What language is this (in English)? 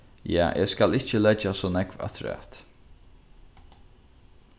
Faroese